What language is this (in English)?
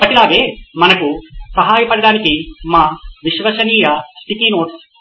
Telugu